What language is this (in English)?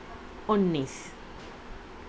Urdu